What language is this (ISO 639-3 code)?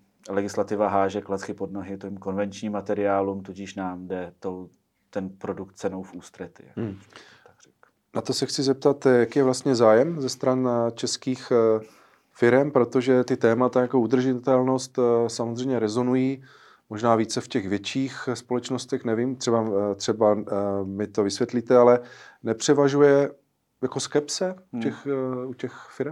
ces